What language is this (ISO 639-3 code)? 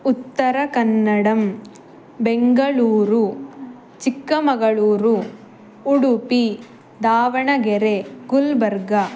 san